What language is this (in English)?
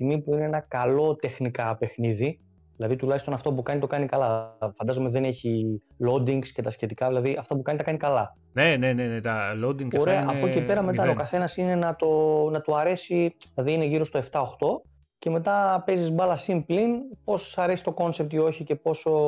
Greek